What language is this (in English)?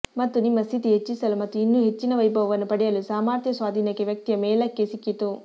Kannada